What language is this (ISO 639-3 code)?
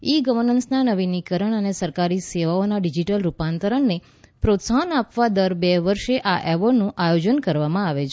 guj